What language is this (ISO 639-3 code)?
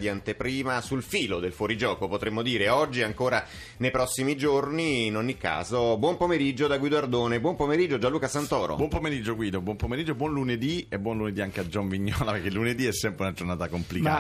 ita